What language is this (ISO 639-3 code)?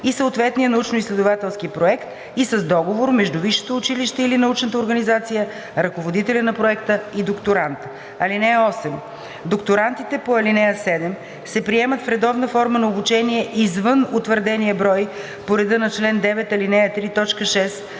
bul